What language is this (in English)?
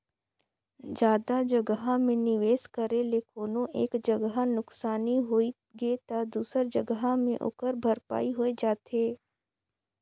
Chhattisgarhi